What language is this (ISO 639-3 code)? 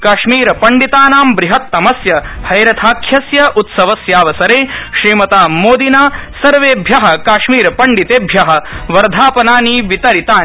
san